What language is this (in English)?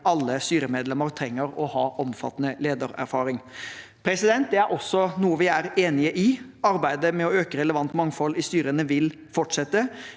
Norwegian